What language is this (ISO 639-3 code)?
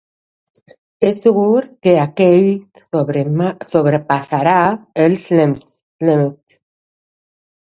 cat